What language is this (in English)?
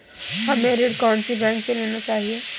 Hindi